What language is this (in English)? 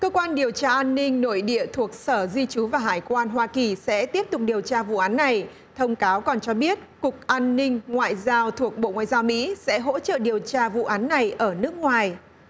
Vietnamese